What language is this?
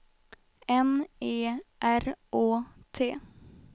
Swedish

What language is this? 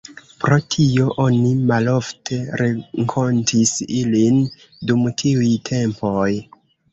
Esperanto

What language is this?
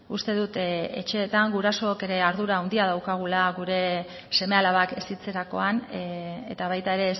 Basque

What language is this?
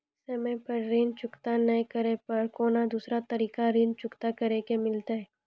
Maithili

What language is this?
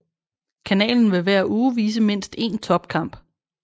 Danish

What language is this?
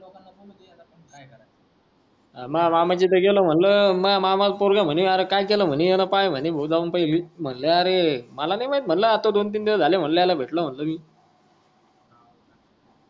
Marathi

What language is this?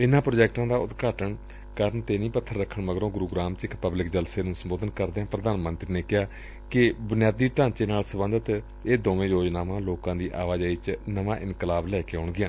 Punjabi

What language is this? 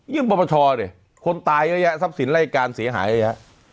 Thai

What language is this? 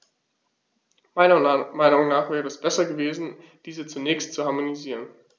German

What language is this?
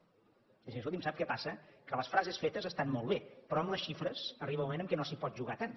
Catalan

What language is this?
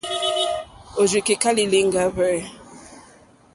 Mokpwe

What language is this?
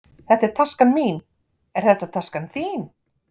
Icelandic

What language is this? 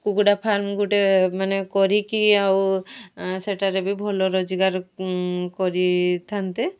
Odia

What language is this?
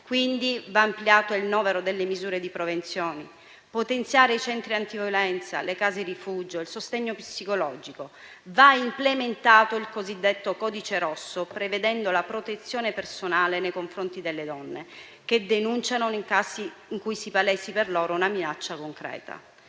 Italian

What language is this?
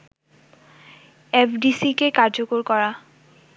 Bangla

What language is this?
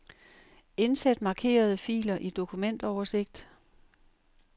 Danish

